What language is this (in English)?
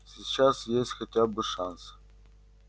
Russian